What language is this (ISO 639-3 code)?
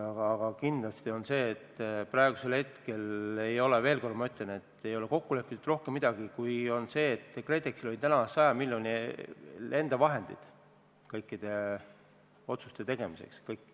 est